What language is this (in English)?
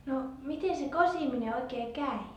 Finnish